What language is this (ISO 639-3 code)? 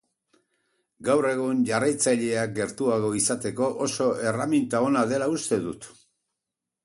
eus